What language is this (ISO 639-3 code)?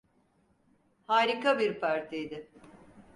tur